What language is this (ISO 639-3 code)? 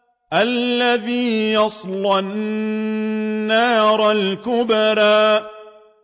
ara